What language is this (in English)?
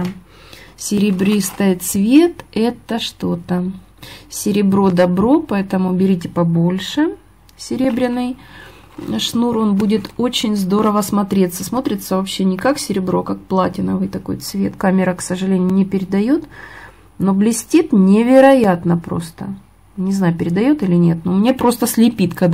Russian